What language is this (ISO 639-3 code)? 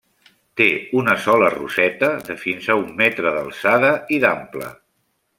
cat